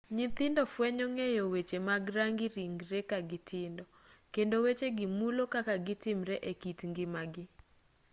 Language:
Luo (Kenya and Tanzania)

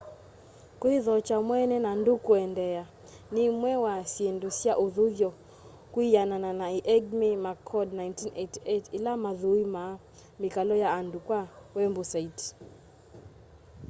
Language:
Kamba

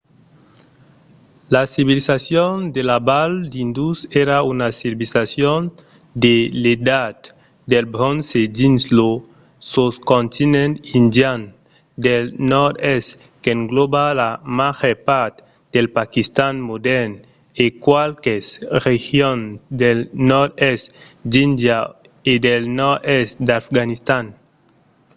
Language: Occitan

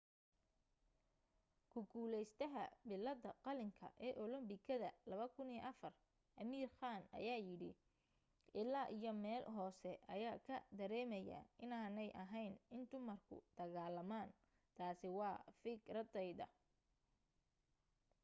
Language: Somali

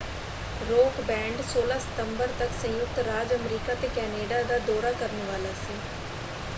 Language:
Punjabi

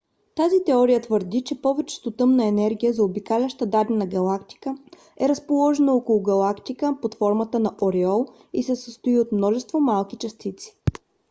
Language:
Bulgarian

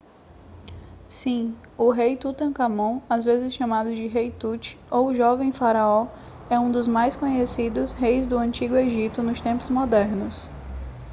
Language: Portuguese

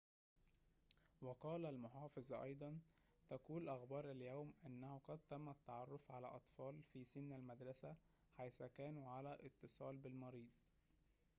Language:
Arabic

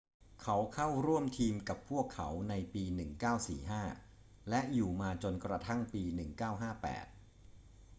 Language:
Thai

